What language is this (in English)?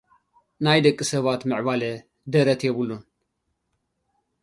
Tigrinya